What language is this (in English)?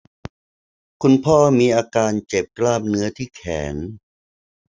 Thai